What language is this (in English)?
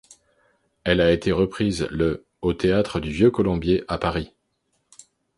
French